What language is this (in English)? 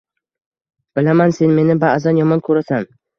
Uzbek